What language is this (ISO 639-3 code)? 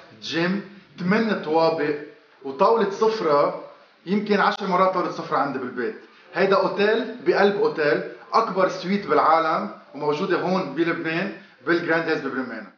ara